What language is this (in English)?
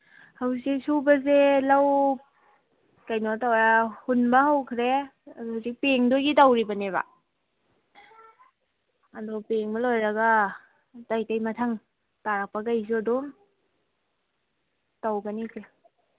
Manipuri